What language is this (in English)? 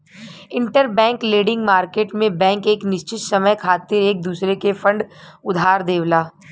Bhojpuri